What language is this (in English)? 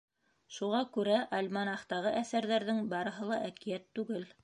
Bashkir